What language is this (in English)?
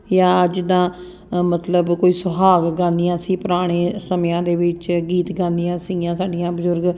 Punjabi